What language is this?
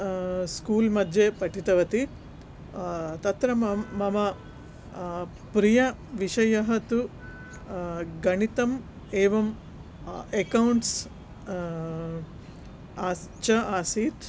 Sanskrit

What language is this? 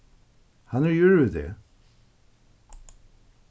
Faroese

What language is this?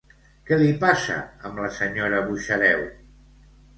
Catalan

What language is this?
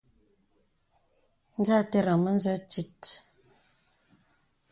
Bebele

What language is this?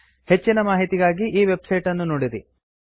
Kannada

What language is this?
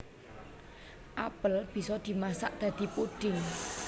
Javanese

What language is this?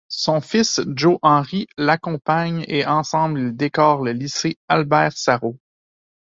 French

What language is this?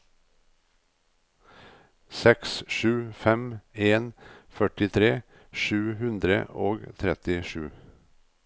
Norwegian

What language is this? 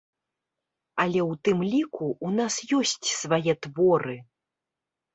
Belarusian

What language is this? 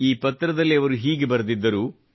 Kannada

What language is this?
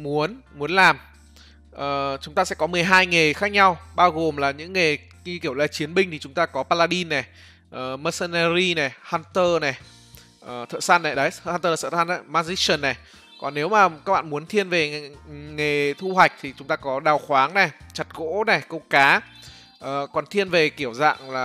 Vietnamese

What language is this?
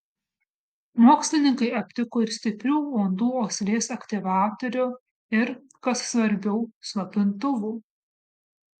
Lithuanian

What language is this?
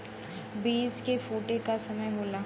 Bhojpuri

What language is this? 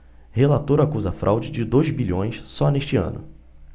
Portuguese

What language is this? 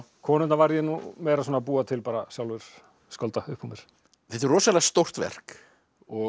Icelandic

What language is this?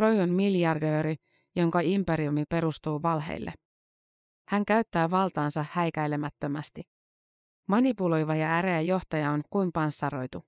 Finnish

